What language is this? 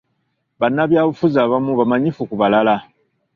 Ganda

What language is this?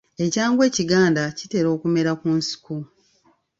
Ganda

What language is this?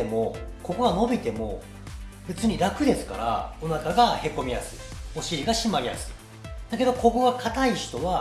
Japanese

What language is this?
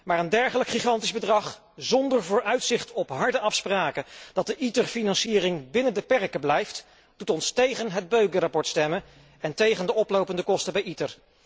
Dutch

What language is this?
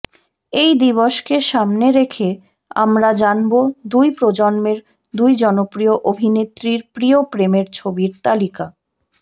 Bangla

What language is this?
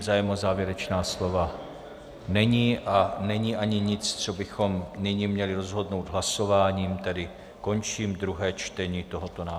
Czech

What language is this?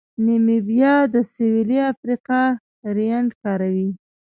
Pashto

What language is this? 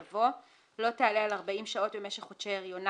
Hebrew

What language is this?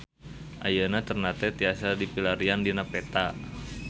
Sundanese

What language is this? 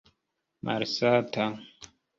Esperanto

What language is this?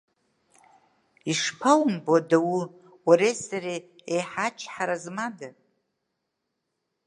Abkhazian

